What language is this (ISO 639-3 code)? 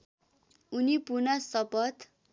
nep